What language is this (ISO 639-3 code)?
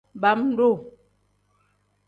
kdh